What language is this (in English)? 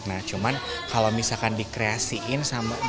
Indonesian